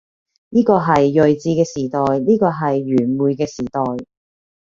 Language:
Cantonese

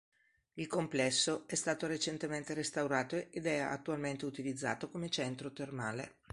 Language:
Italian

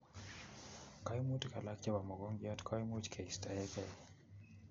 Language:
Kalenjin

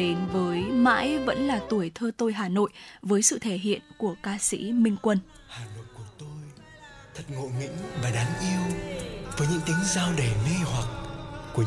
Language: Vietnamese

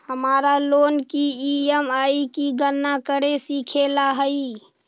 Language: Magahi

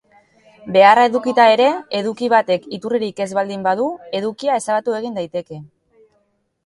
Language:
Basque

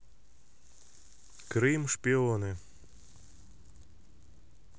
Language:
Russian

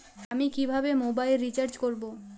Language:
Bangla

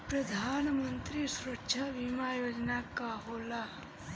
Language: Bhojpuri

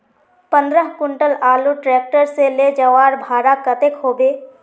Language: Magahi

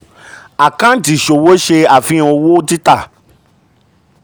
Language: Yoruba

